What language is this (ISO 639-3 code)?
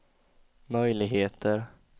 swe